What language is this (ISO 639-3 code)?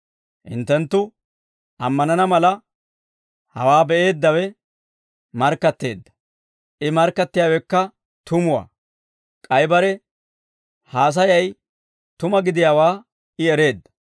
dwr